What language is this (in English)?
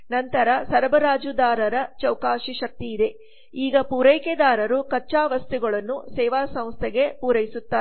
Kannada